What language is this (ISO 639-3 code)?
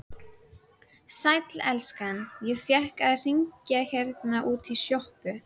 isl